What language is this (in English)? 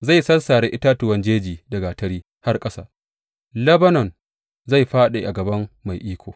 Hausa